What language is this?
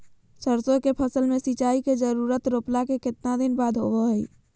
Magahi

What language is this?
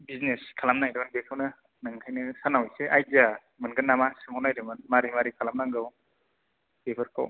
Bodo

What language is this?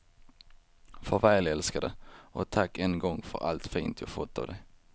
Swedish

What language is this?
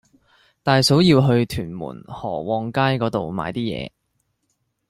Cantonese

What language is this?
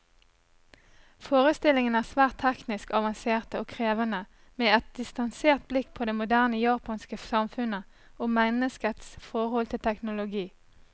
Norwegian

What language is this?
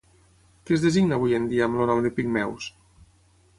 Catalan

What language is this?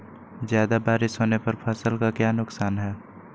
Magahi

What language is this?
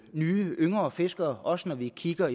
Danish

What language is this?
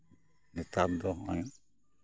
Santali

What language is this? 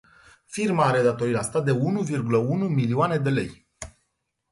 Romanian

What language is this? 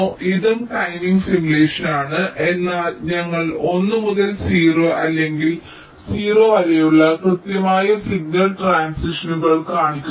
Malayalam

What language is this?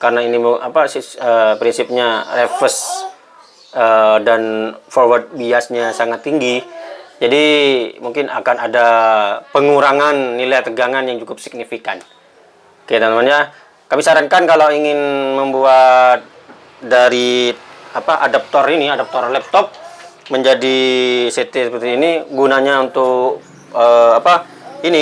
Indonesian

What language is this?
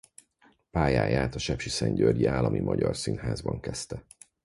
Hungarian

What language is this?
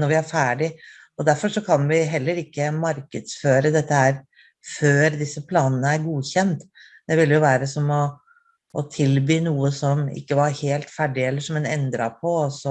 Norwegian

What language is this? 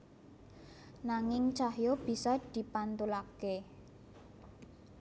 Javanese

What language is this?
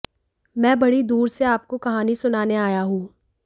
Hindi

